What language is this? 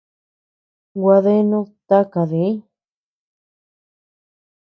Tepeuxila Cuicatec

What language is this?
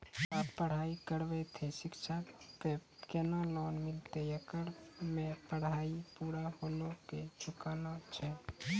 Maithili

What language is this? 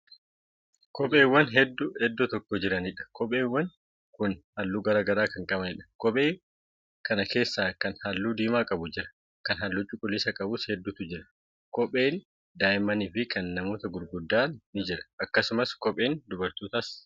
Oromo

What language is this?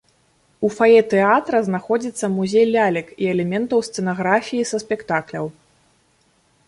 Belarusian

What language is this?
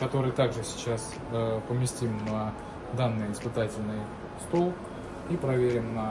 Russian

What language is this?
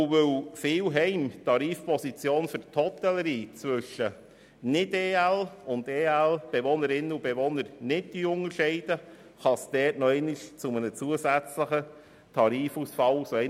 Swiss German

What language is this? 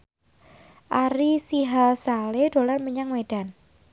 Javanese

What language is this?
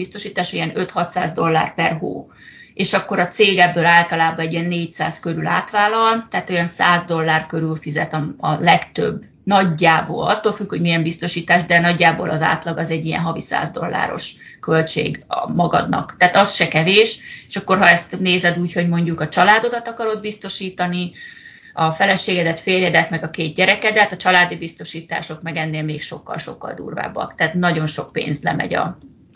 Hungarian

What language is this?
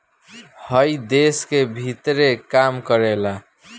Bhojpuri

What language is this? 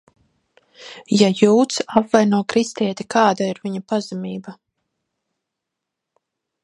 Latvian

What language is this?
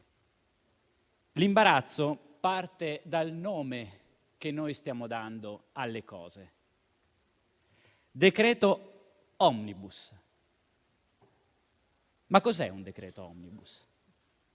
Italian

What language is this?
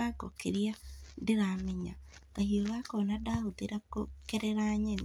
Kikuyu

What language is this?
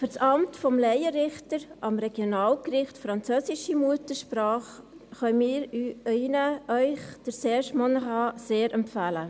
Swiss German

